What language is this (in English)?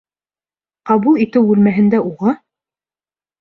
Bashkir